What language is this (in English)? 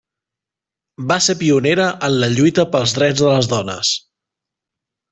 Catalan